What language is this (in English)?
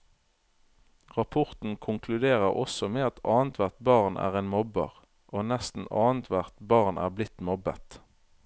Norwegian